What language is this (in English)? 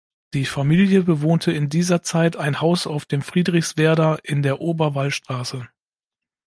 German